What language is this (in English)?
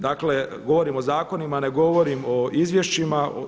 Croatian